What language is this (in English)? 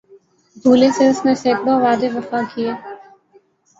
Urdu